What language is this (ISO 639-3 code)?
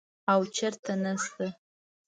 pus